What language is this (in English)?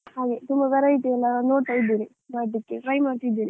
Kannada